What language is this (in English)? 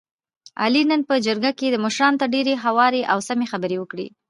Pashto